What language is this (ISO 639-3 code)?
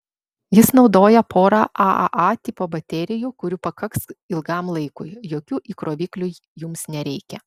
lit